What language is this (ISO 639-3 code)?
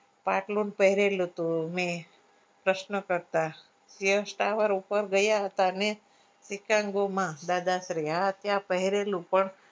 guj